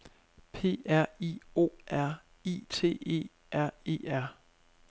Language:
Danish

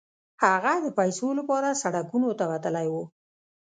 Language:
Pashto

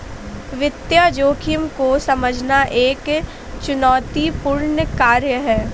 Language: Hindi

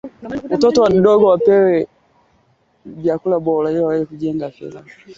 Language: Swahili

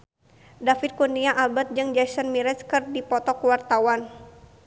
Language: Sundanese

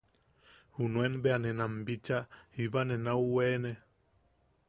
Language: Yaqui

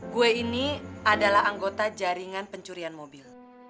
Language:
Indonesian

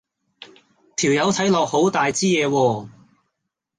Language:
Cantonese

